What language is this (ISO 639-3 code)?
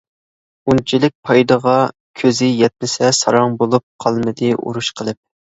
uig